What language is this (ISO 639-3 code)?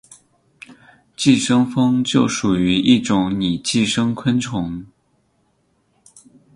zho